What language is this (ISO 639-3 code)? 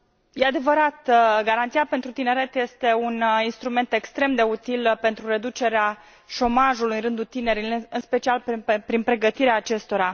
ron